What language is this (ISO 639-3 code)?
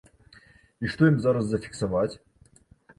bel